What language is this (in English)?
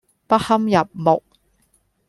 Cantonese